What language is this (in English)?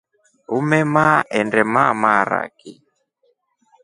Rombo